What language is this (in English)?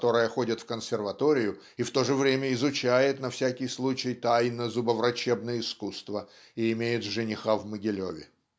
Russian